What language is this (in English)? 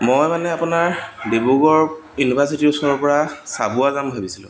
Assamese